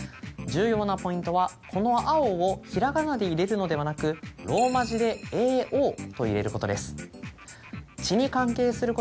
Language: Japanese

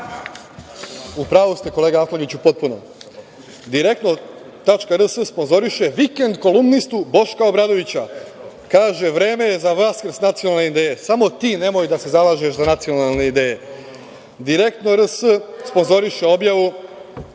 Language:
Serbian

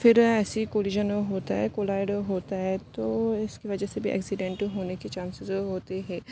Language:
Urdu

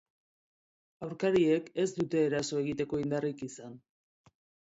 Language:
Basque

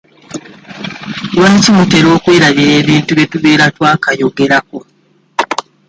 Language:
Ganda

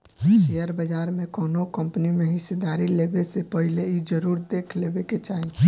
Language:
Bhojpuri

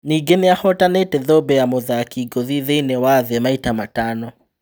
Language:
Kikuyu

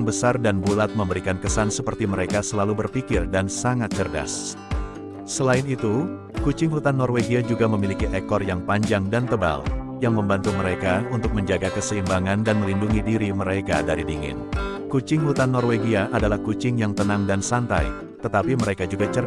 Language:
Indonesian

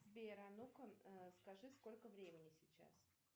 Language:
Russian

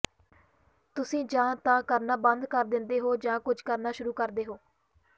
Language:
Punjabi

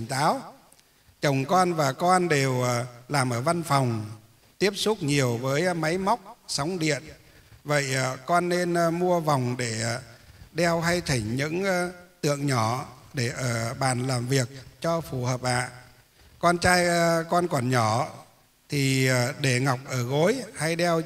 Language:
Vietnamese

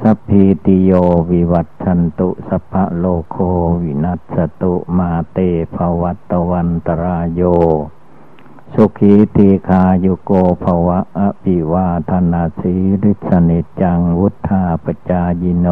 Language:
Thai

